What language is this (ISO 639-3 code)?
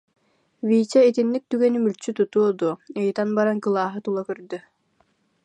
sah